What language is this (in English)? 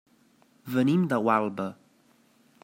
Catalan